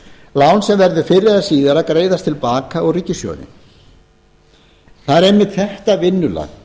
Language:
Icelandic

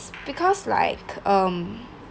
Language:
English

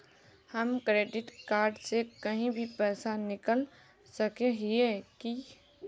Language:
Magahi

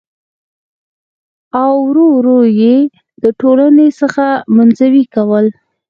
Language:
Pashto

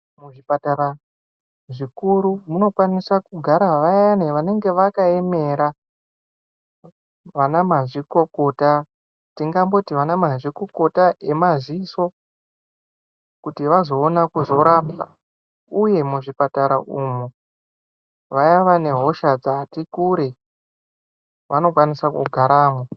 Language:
Ndau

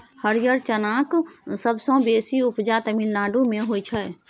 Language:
Maithili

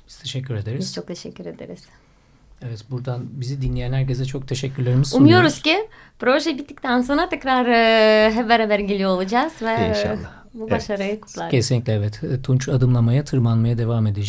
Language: Turkish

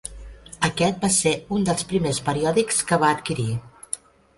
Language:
Catalan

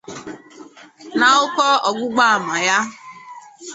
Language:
Igbo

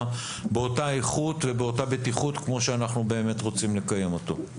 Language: Hebrew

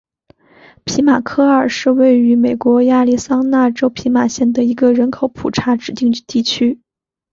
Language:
Chinese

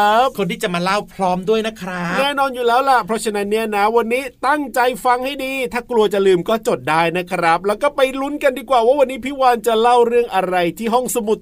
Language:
Thai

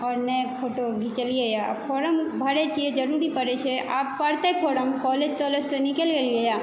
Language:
Maithili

